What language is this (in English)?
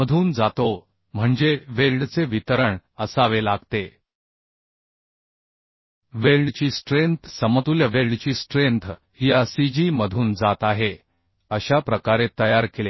Marathi